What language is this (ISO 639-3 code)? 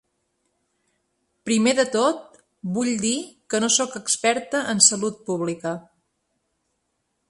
cat